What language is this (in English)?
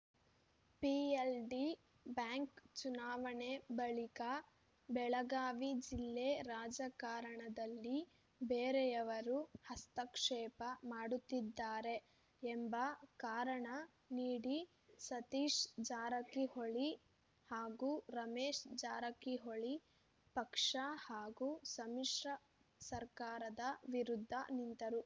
Kannada